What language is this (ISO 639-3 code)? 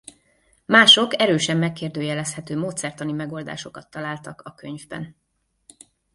hun